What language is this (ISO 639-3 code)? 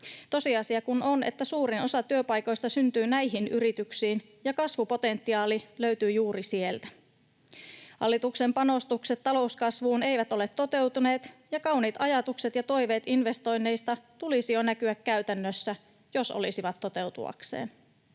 fin